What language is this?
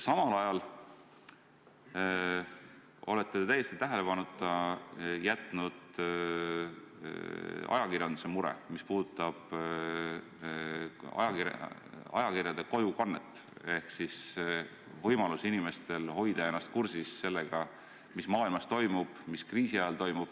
Estonian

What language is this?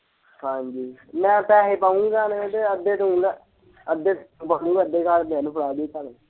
Punjabi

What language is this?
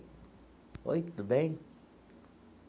Portuguese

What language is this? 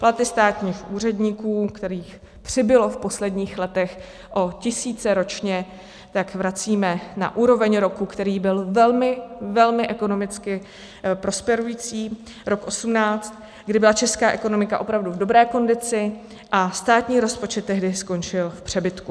Czech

